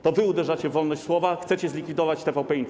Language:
Polish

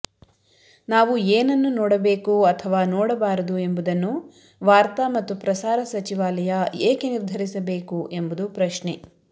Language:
Kannada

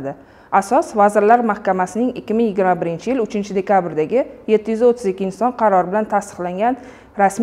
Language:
Turkish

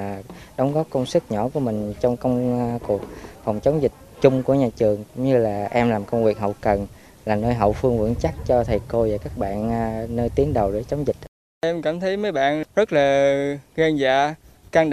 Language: Vietnamese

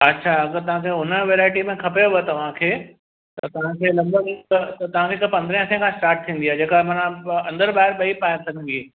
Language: Sindhi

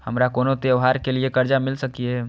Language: Maithili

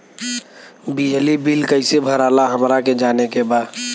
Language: Bhojpuri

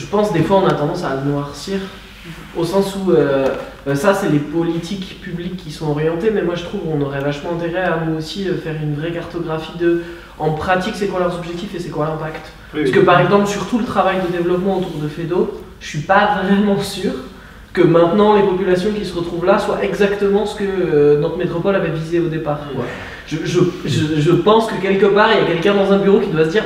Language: French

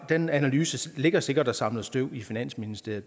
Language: Danish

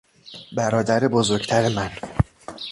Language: Persian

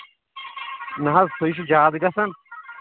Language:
Kashmiri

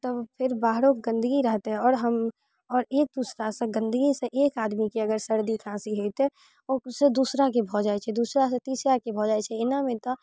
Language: Maithili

